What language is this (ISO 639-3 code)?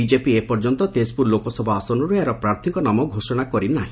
ori